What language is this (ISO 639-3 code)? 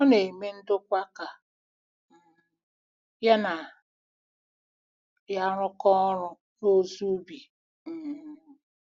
ibo